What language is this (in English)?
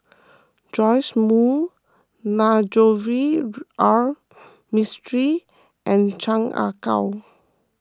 English